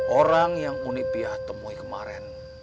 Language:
Indonesian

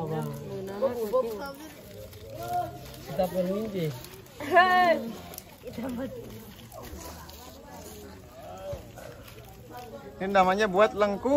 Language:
Indonesian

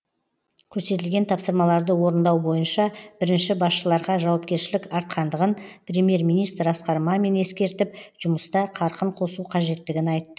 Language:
Kazakh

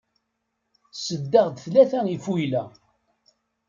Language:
Kabyle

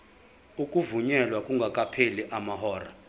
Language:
Zulu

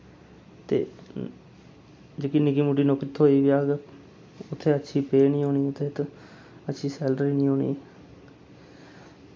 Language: Dogri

